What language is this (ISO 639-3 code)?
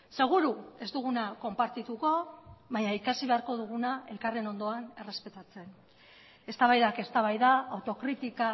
eus